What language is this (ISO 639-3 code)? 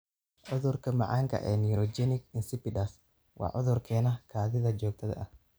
som